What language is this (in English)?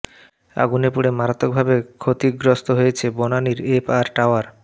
Bangla